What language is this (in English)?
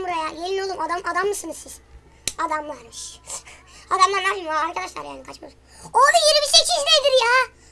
Turkish